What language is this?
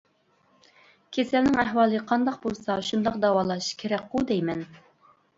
Uyghur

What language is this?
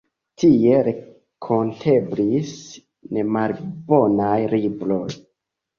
Esperanto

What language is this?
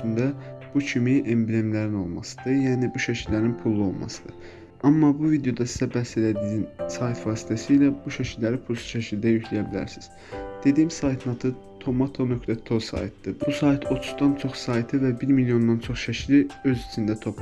Turkish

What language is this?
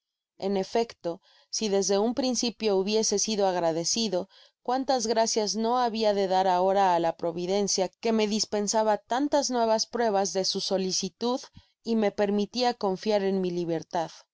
Spanish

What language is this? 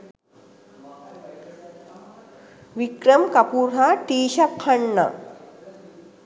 Sinhala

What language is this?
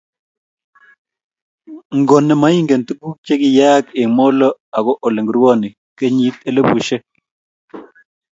Kalenjin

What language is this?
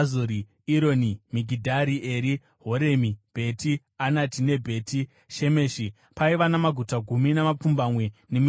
Shona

